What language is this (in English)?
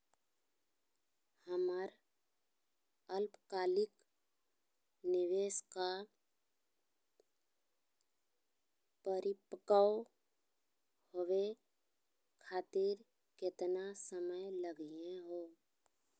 Magahi